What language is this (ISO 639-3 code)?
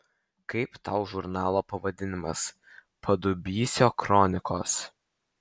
lit